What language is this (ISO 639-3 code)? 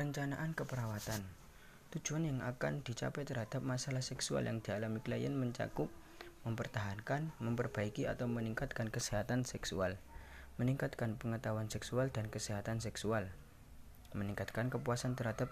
ind